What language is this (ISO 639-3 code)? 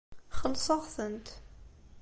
kab